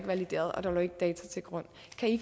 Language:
Danish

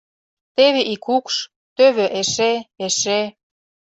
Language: Mari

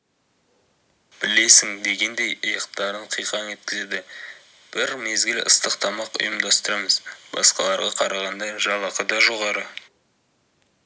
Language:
Kazakh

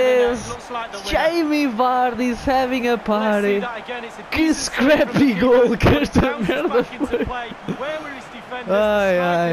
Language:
Portuguese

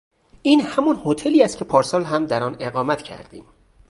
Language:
Persian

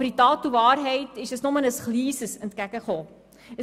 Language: Swiss German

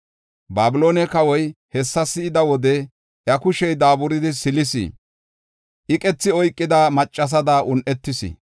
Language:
Gofa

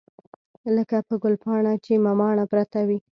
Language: Pashto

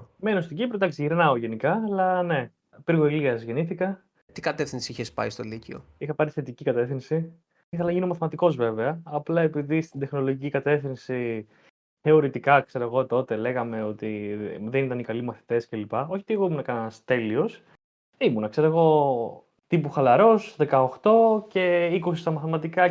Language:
Greek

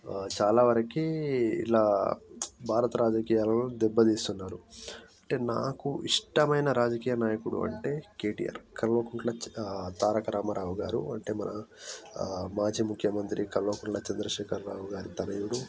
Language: Telugu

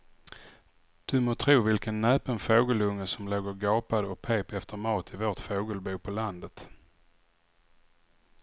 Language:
Swedish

